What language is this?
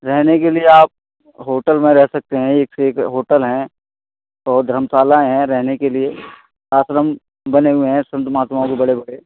Hindi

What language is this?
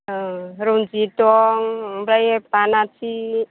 Bodo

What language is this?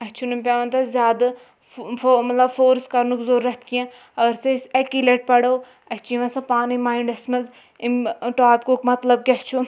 Kashmiri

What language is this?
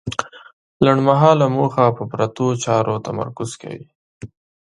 Pashto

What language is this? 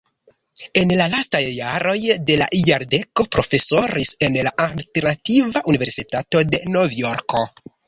Esperanto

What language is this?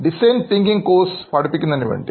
Malayalam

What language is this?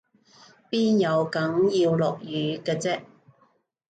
Cantonese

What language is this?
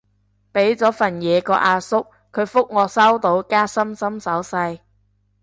Cantonese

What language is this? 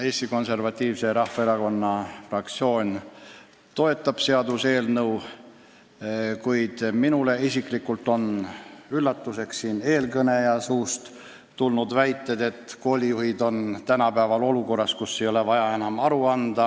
Estonian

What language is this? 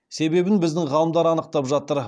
Kazakh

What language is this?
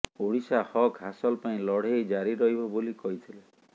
Odia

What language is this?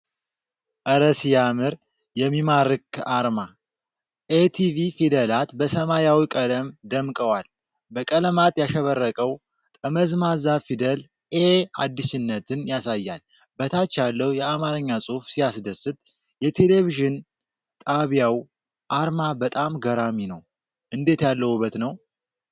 Amharic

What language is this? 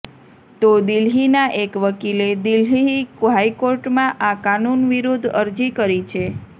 Gujarati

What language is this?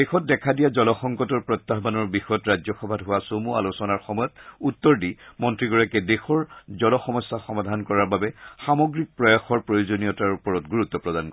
Assamese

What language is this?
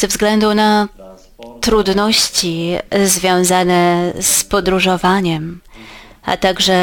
Polish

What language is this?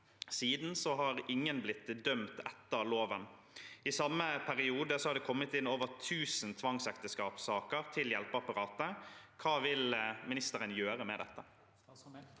Norwegian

